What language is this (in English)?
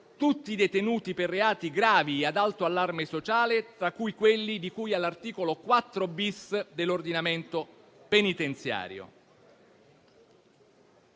Italian